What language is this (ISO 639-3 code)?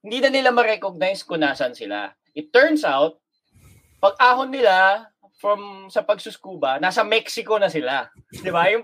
fil